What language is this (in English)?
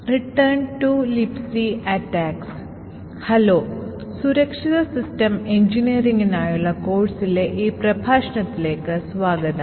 Malayalam